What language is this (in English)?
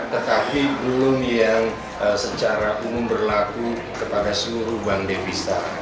Indonesian